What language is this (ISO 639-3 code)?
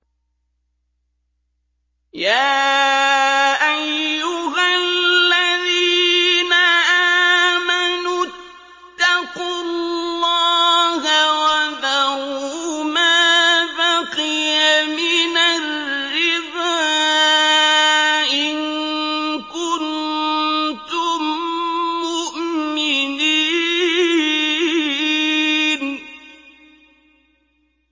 ara